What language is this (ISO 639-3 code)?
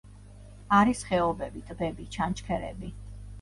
kat